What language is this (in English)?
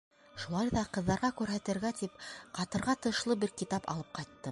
Bashkir